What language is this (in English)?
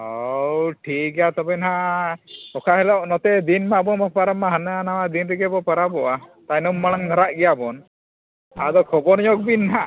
Santali